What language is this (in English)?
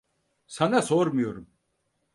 Turkish